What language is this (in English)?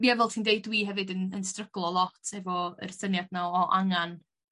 Welsh